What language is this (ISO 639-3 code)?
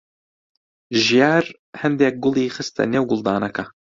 ckb